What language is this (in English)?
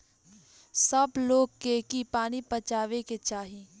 Bhojpuri